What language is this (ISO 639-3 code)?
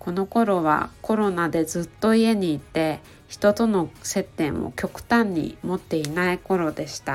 jpn